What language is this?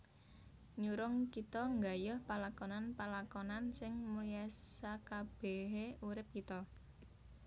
Javanese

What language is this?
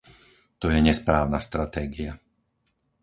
Slovak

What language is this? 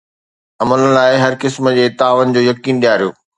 Sindhi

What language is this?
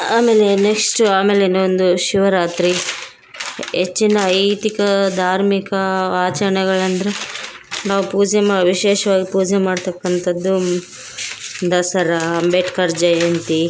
Kannada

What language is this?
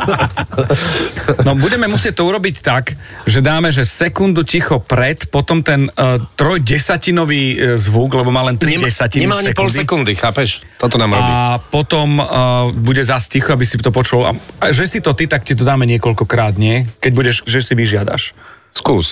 Slovak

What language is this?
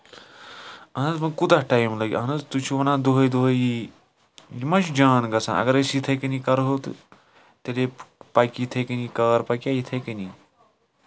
Kashmiri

